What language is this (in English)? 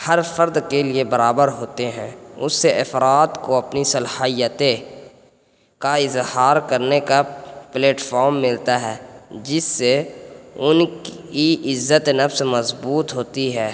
Urdu